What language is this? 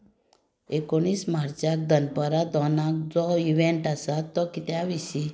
Konkani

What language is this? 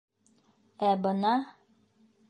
Bashkir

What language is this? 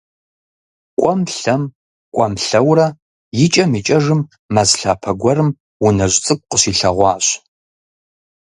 Kabardian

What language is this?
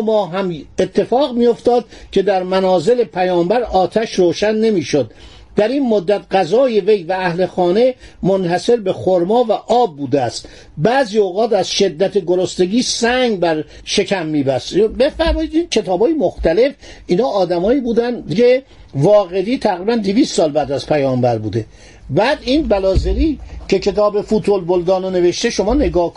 Persian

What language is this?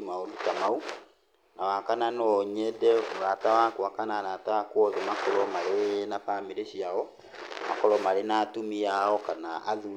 Kikuyu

